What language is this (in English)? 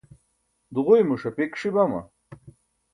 Burushaski